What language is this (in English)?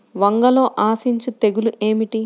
Telugu